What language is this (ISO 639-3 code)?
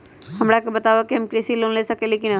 mag